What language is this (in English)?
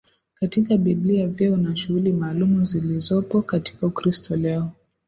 Swahili